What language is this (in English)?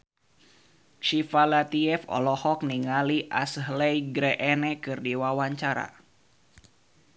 Sundanese